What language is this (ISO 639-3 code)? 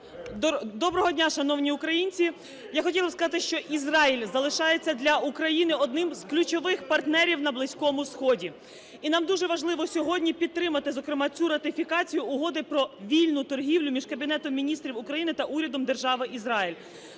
ukr